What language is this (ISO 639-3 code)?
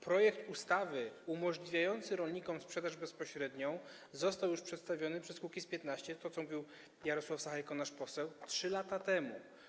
pol